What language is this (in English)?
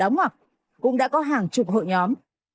Vietnamese